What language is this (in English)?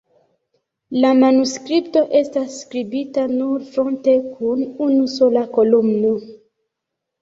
Esperanto